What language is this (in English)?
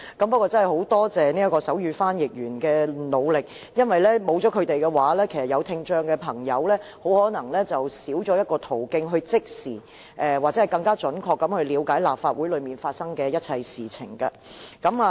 Cantonese